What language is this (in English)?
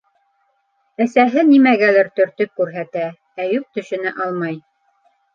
Bashkir